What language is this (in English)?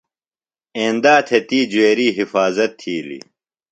Phalura